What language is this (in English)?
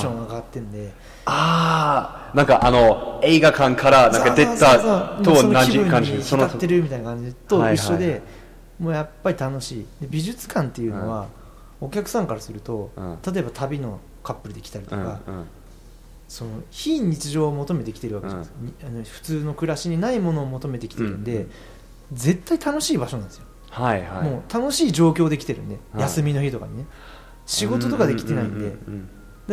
Japanese